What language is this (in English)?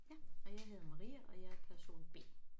Danish